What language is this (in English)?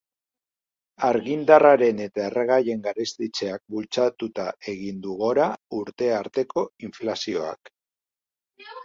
Basque